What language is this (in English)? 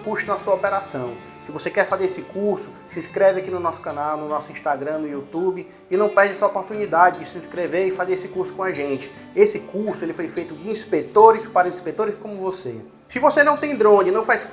Portuguese